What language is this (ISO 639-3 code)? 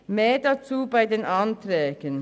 gsw